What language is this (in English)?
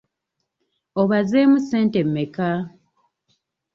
Ganda